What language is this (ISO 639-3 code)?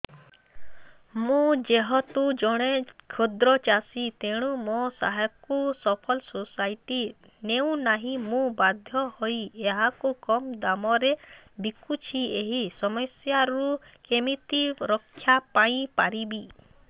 ori